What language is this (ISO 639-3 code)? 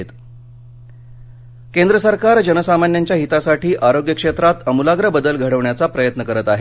mar